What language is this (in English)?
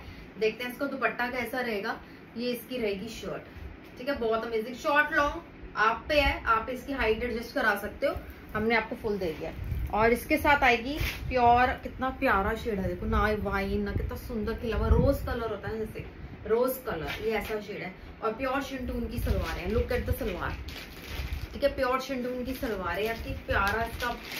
Hindi